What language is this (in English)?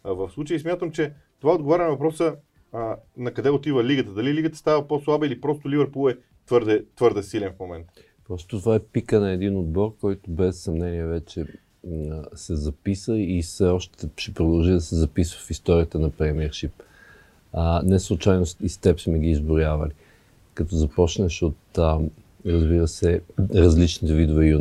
Bulgarian